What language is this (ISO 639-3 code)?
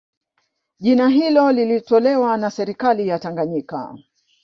swa